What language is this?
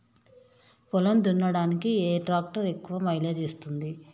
Telugu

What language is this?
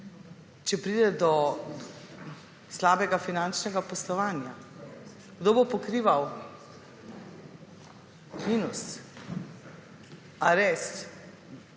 Slovenian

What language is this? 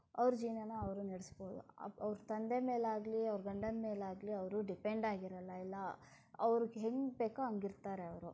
Kannada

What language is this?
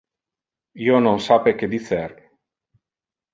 Interlingua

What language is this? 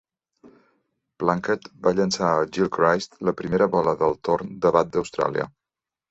Catalan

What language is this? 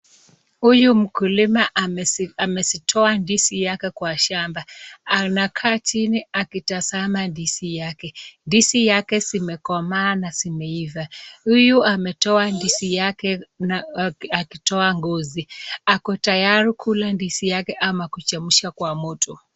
Swahili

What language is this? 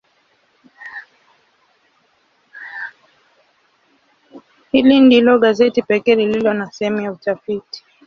Swahili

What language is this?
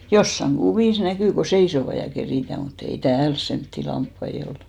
Finnish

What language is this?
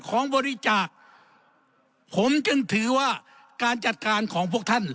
Thai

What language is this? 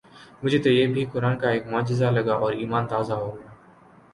Urdu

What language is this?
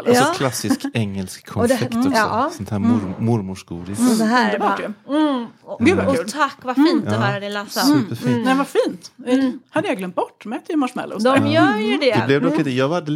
Swedish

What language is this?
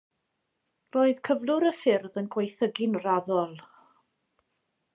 Welsh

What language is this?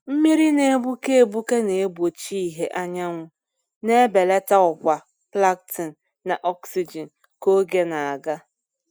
Igbo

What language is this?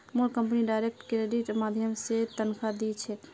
Magahi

